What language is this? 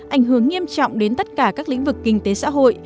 Vietnamese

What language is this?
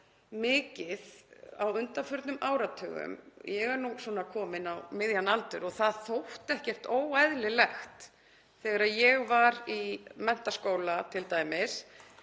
Icelandic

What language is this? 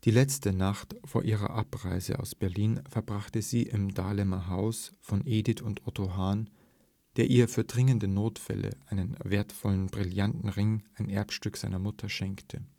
German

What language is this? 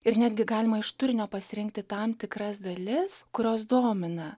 Lithuanian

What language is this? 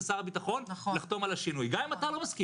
Hebrew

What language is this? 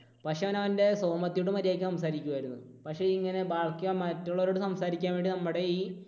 Malayalam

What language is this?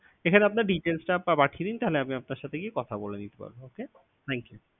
Bangla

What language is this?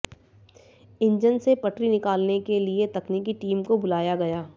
Hindi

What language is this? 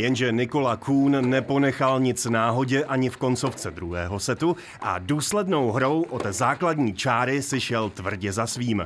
Czech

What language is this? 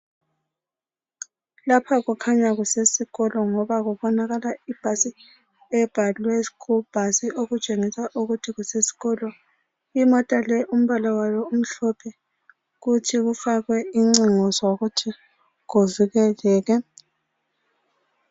North Ndebele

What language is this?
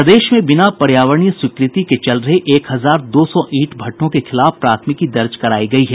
Hindi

